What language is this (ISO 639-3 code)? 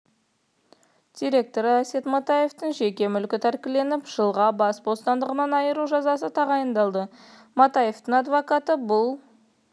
kaz